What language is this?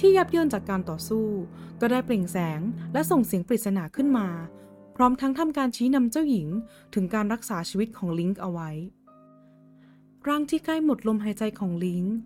Thai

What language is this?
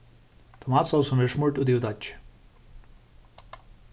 Faroese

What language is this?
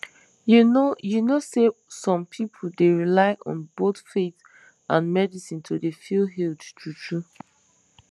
Nigerian Pidgin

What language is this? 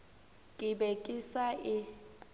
Northern Sotho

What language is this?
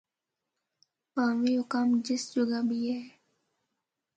Northern Hindko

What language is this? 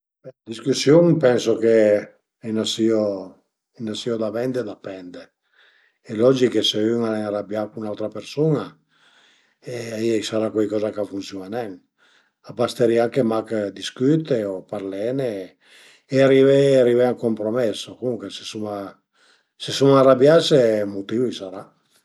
Piedmontese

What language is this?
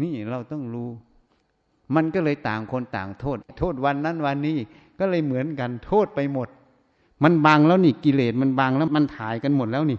Thai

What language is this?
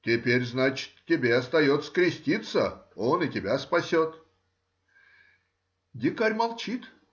Russian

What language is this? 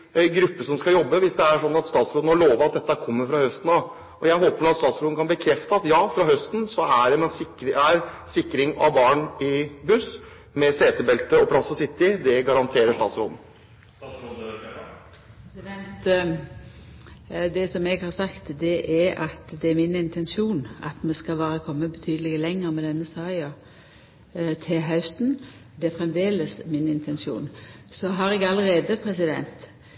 Norwegian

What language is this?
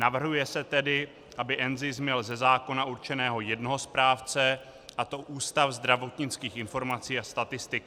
Czech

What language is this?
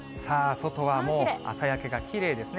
Japanese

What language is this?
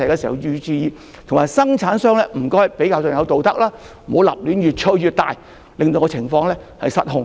Cantonese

